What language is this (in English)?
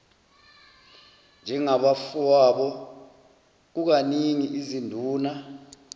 Zulu